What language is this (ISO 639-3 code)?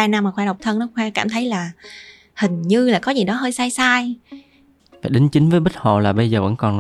vie